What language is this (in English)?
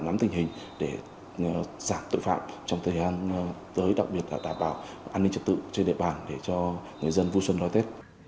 Vietnamese